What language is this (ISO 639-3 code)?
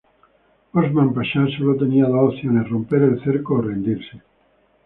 spa